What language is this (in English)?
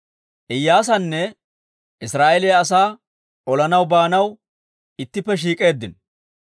Dawro